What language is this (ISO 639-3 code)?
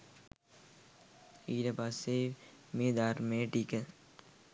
sin